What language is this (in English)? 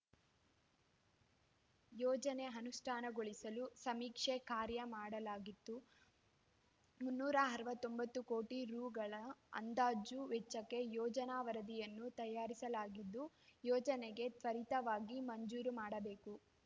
Kannada